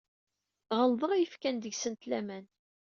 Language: Kabyle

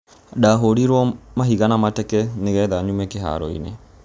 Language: Kikuyu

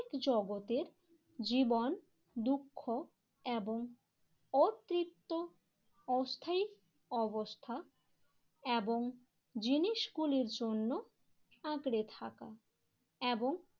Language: Bangla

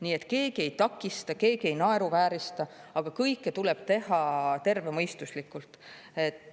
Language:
Estonian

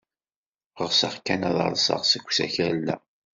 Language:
Kabyle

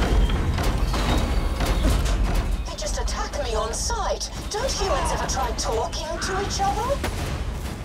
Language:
Russian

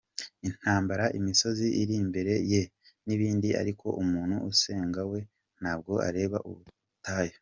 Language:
Kinyarwanda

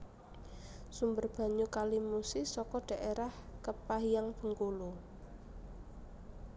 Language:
Javanese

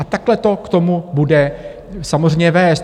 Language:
Czech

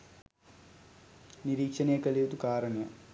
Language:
Sinhala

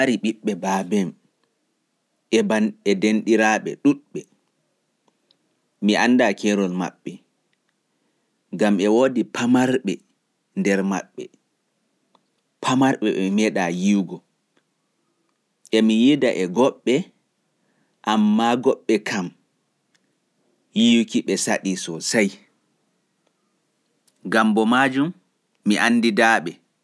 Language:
Pular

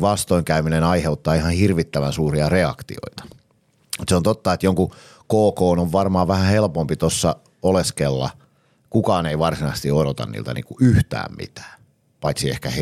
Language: Finnish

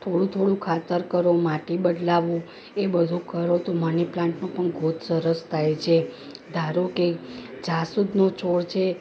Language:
Gujarati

